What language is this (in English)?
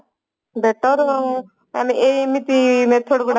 Odia